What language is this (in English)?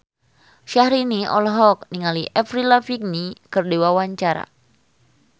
Sundanese